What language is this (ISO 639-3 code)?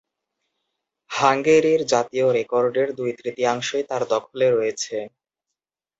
ben